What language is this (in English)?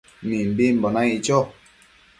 Matsés